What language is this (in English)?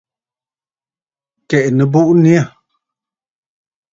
Bafut